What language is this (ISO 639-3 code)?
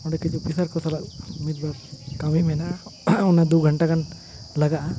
sat